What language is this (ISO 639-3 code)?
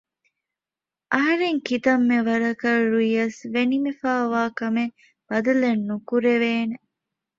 div